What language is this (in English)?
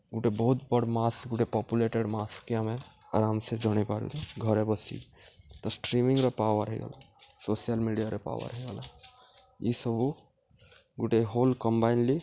Odia